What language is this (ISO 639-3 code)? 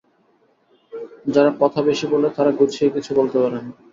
ben